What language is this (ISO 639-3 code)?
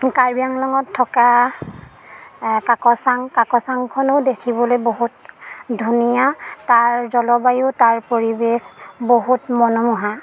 asm